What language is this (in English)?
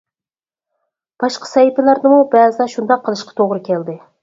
Uyghur